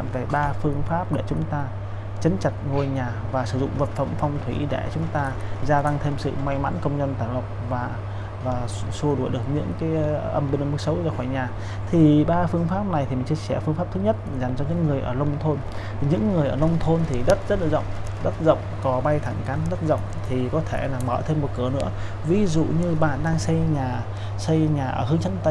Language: Vietnamese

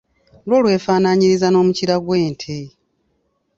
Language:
Ganda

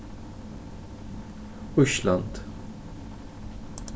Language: Faroese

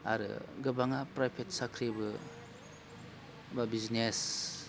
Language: Bodo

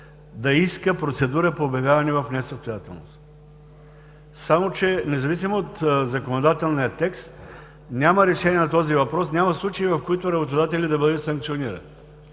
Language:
Bulgarian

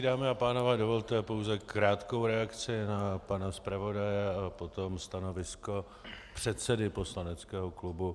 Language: Czech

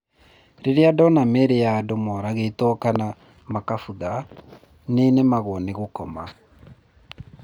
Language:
Kikuyu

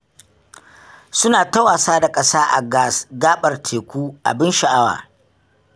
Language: Hausa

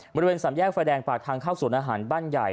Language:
Thai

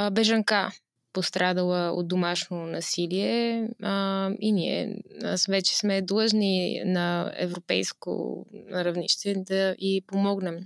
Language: Bulgarian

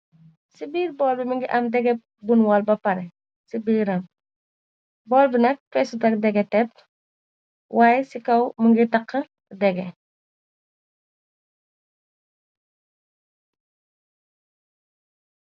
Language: Wolof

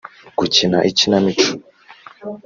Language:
Kinyarwanda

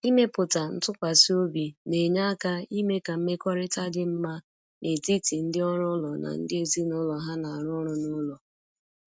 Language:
Igbo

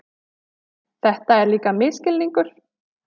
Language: Icelandic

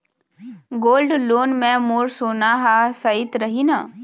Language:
Chhattisgarhi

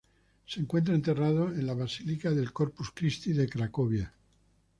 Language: Spanish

